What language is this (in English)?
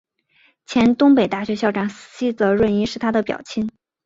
Chinese